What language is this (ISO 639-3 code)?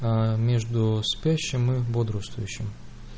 rus